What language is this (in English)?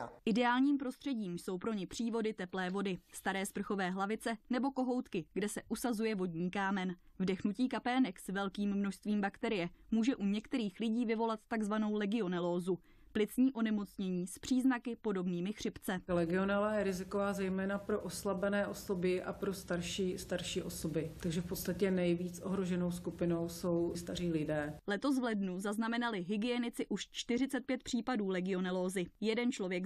Czech